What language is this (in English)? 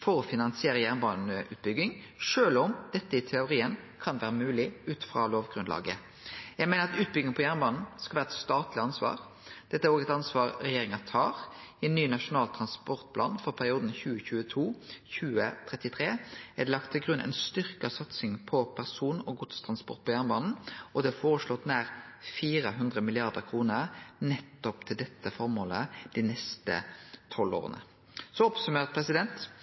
Norwegian Nynorsk